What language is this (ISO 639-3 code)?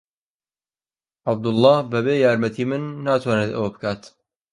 ckb